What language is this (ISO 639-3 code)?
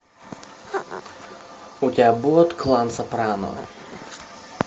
rus